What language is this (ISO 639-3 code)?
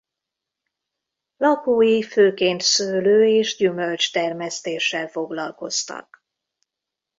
hun